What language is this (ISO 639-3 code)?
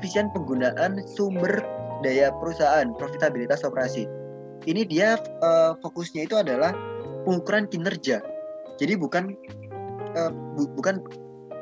ind